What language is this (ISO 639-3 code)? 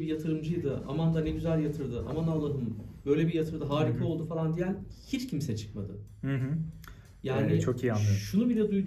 tur